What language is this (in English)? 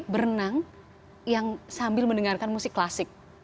Indonesian